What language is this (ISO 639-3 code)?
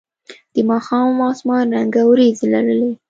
pus